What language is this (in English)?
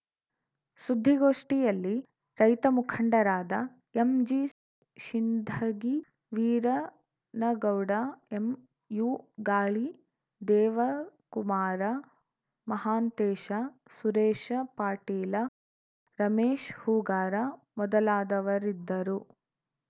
Kannada